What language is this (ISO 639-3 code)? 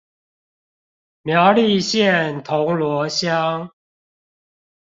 zho